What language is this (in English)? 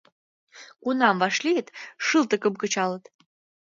Mari